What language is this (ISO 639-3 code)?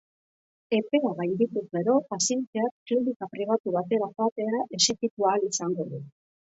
eus